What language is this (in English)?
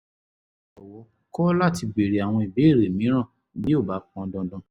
Yoruba